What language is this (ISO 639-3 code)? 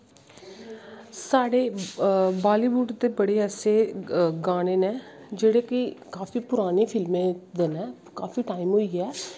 doi